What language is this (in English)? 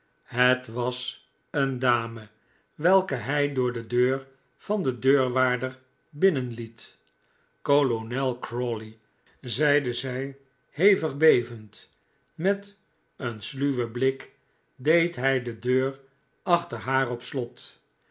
Dutch